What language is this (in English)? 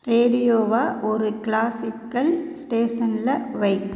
Tamil